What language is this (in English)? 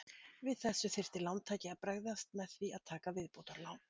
Icelandic